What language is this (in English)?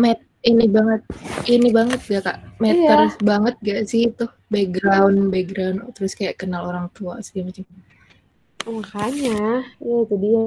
Indonesian